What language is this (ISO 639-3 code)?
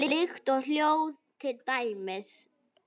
isl